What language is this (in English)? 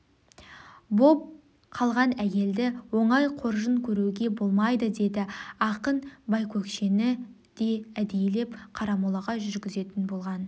Kazakh